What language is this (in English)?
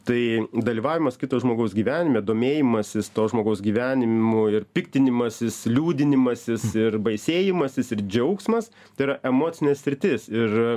Lithuanian